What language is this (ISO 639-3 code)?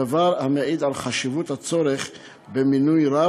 heb